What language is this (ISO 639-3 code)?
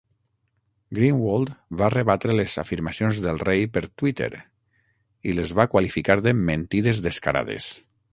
cat